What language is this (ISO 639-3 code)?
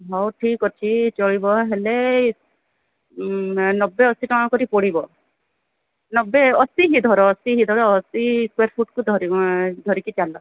ori